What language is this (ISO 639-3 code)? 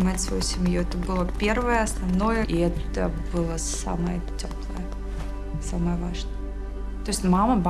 rus